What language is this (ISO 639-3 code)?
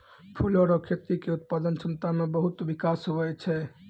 mai